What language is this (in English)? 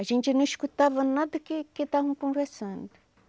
Portuguese